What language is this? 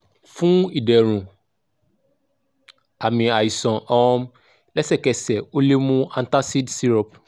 Yoruba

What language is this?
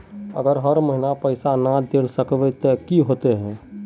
Magahi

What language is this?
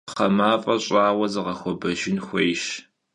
Kabardian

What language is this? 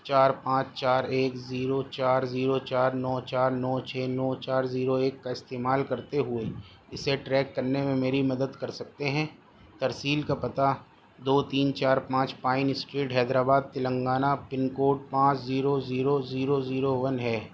Urdu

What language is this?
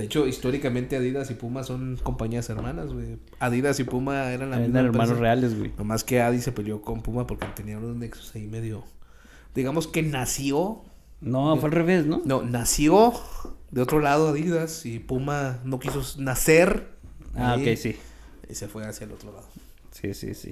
Spanish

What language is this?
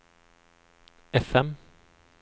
Norwegian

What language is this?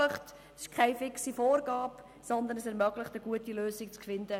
Swiss German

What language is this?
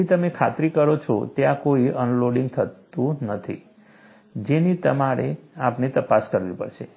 Gujarati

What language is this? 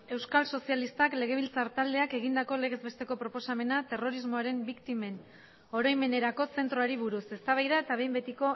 Basque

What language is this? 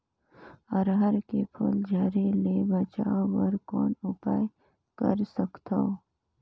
Chhattisgarhi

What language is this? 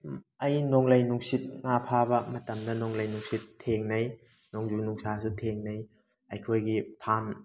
Manipuri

